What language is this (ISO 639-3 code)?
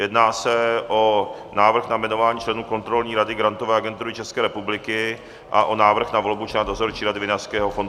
ces